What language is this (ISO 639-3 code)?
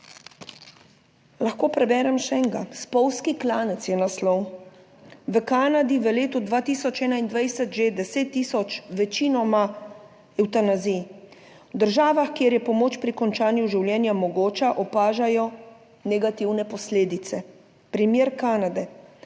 slv